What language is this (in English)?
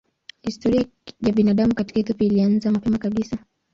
Swahili